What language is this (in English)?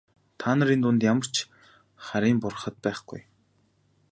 Mongolian